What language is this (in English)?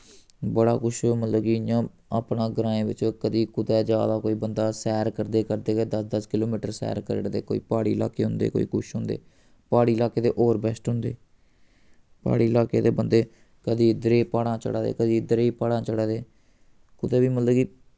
Dogri